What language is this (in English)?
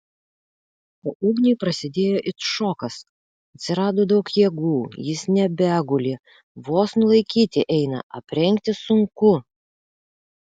Lithuanian